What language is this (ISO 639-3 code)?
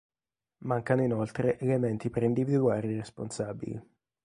ita